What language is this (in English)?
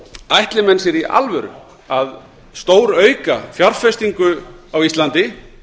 Icelandic